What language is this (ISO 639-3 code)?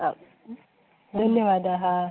san